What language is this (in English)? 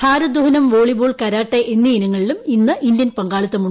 Malayalam